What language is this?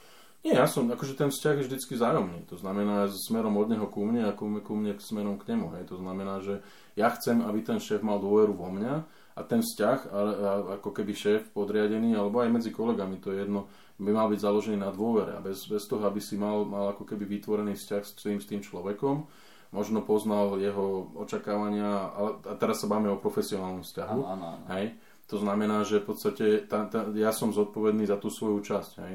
Slovak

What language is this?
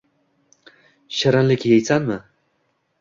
Uzbek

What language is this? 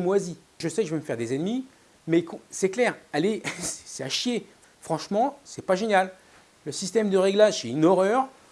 French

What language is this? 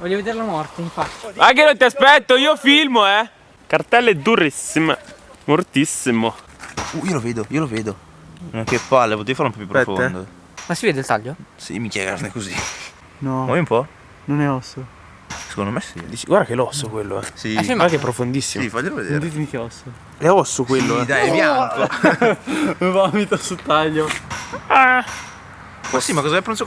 Italian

